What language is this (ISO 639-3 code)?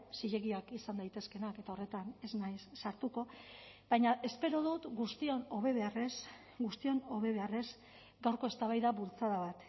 eus